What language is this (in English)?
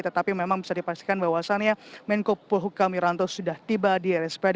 Indonesian